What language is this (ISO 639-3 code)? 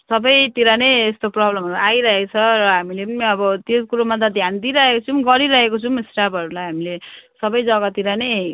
nep